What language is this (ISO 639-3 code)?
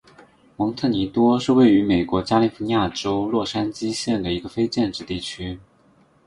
zho